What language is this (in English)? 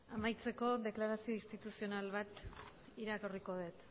Basque